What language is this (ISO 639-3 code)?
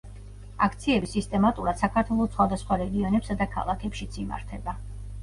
kat